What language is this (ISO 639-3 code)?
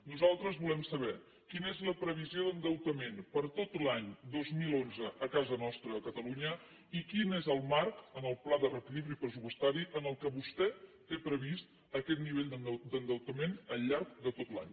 cat